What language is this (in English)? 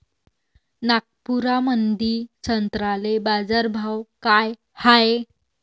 Marathi